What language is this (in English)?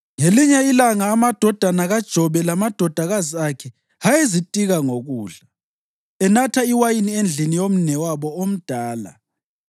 North Ndebele